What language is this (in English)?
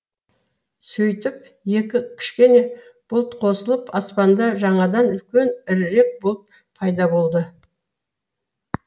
Kazakh